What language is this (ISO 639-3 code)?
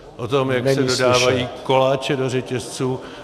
ces